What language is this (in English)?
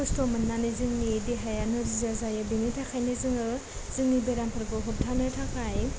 Bodo